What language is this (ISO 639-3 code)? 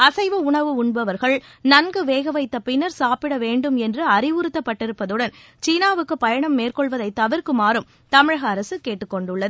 tam